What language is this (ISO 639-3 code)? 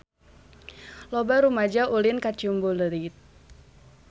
sun